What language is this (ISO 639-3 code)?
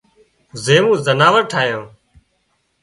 kxp